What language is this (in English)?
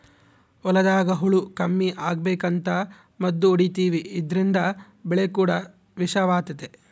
Kannada